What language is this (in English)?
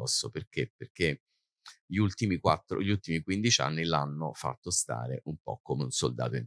Italian